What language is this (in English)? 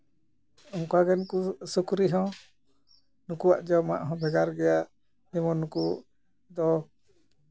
Santali